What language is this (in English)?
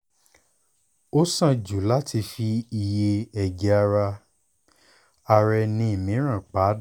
Yoruba